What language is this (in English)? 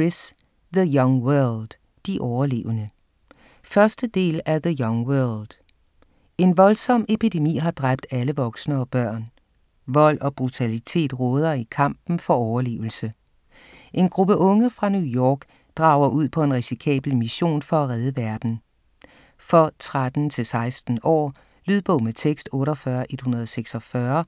Danish